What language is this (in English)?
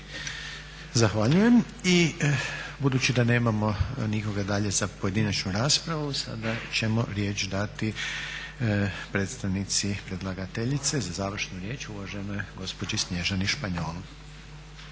Croatian